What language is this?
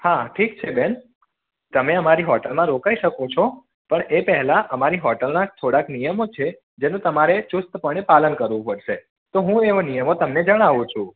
Gujarati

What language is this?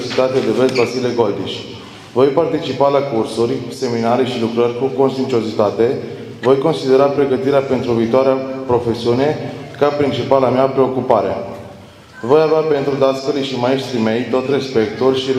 Romanian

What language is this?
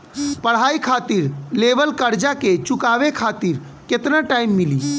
Bhojpuri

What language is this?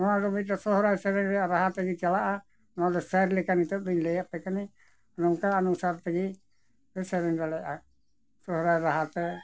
Santali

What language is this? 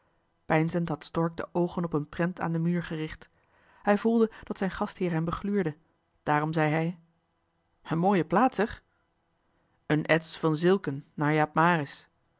Dutch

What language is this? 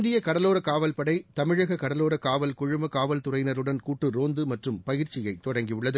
Tamil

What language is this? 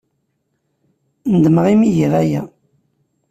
Kabyle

